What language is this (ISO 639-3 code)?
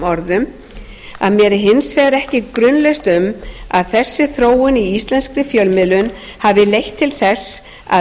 isl